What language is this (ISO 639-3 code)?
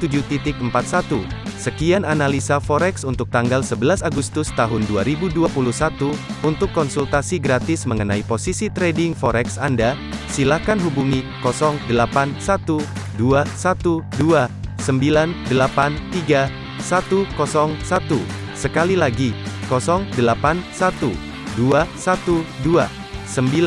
ind